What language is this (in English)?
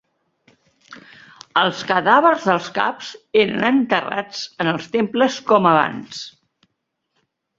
Catalan